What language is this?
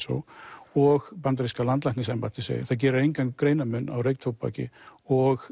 Icelandic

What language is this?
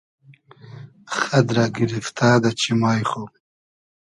Hazaragi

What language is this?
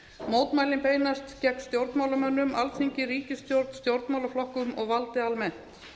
Icelandic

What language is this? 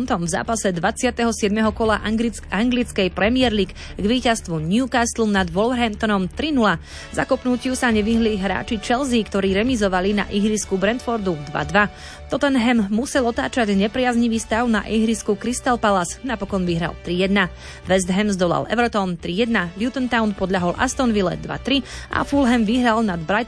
Slovak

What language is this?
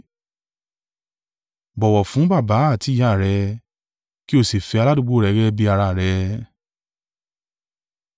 Yoruba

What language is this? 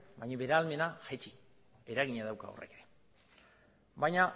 Basque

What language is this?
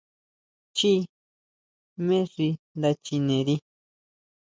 Huautla Mazatec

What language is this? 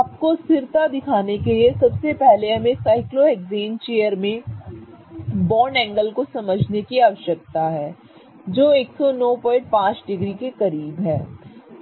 Hindi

